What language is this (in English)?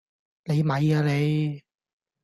Cantonese